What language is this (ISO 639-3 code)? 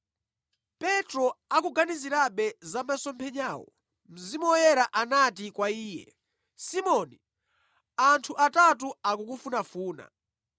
nya